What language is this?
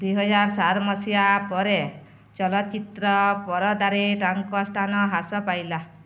Odia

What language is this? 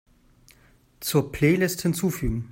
German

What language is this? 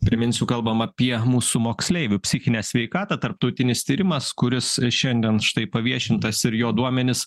Lithuanian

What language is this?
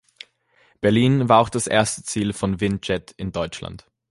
German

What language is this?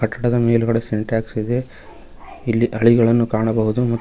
Kannada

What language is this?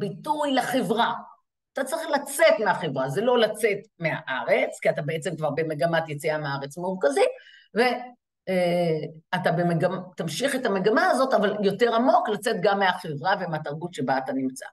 Hebrew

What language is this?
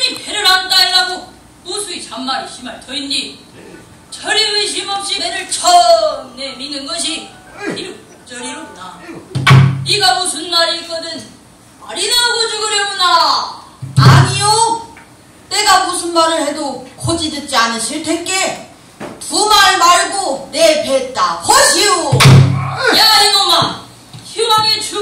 Korean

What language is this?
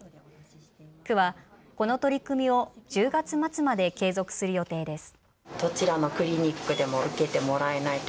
Japanese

